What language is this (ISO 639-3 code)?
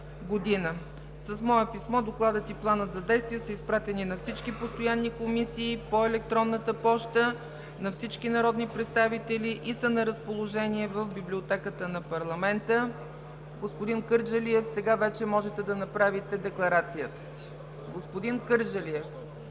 bul